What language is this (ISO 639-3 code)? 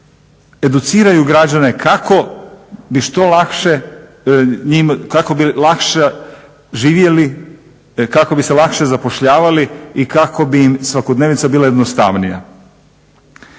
hrv